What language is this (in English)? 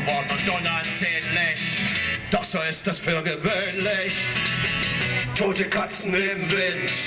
German